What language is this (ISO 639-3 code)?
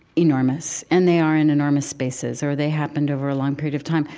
eng